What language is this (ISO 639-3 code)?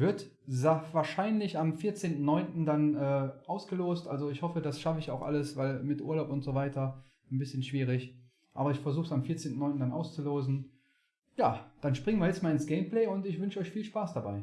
deu